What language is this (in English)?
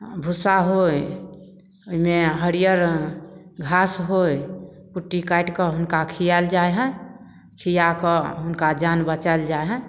Maithili